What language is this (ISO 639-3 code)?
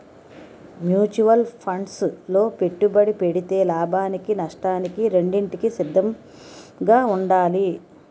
tel